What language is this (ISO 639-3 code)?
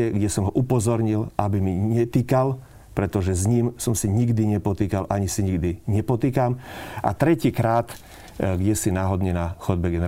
slk